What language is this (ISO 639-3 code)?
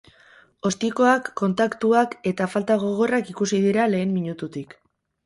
eus